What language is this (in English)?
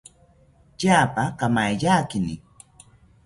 South Ucayali Ashéninka